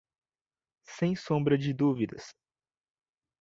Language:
Portuguese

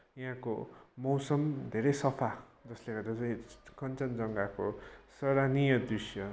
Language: Nepali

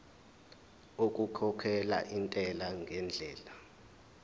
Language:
Zulu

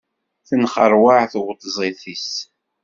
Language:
Kabyle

